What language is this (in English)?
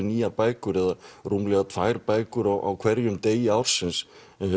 Icelandic